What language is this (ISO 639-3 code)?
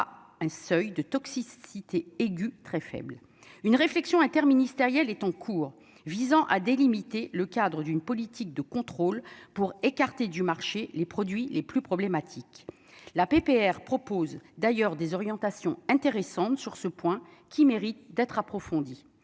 fra